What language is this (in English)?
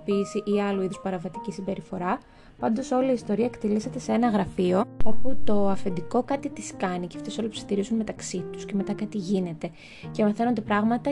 Greek